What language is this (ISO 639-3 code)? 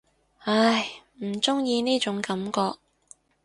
yue